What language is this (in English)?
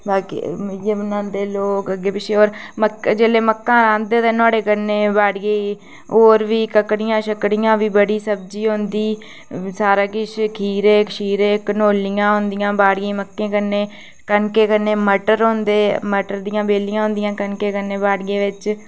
Dogri